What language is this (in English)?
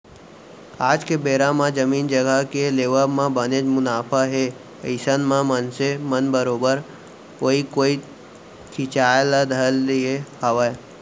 Chhattisgarhi